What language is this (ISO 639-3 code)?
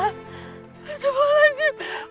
ind